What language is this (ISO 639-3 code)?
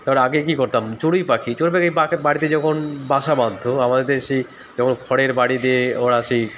ben